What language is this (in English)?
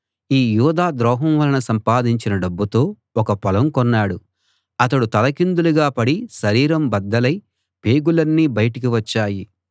Telugu